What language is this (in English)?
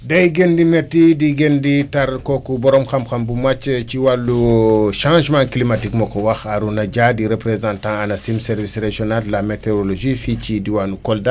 Wolof